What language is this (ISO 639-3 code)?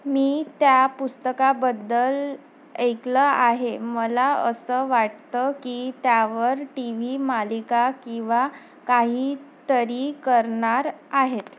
mar